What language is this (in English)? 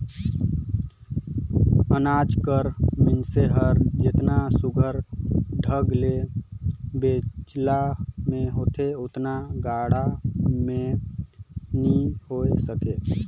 Chhattisgarhi